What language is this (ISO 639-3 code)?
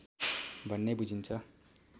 nep